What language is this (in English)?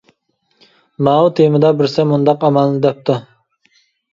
Uyghur